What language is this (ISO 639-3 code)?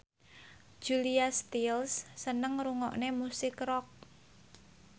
jav